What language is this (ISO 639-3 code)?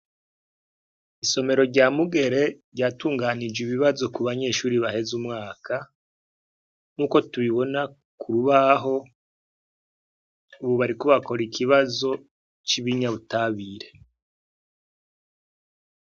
run